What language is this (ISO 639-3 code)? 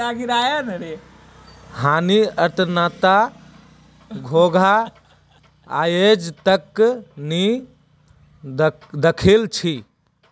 mag